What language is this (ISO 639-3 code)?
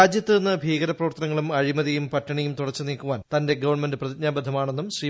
mal